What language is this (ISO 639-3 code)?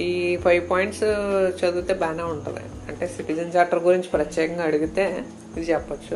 tel